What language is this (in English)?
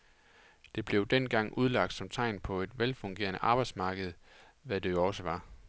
Danish